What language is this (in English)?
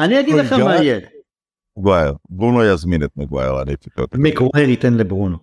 Hebrew